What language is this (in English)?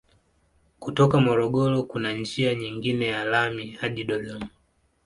Swahili